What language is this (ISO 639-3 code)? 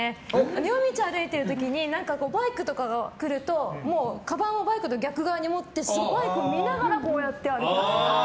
jpn